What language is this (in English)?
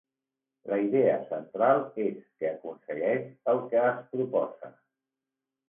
Catalan